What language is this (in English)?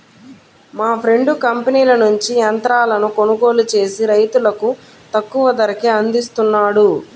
Telugu